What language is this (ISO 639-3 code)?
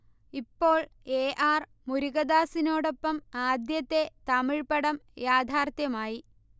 mal